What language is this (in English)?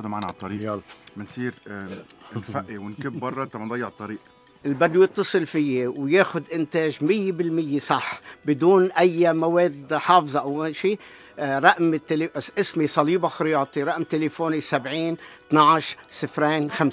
Arabic